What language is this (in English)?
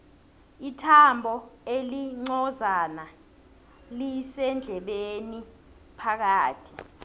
South Ndebele